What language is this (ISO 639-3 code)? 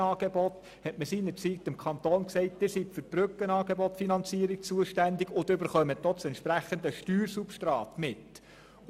gsw